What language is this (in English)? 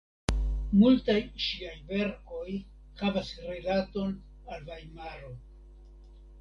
Esperanto